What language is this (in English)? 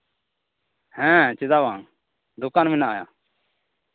Santali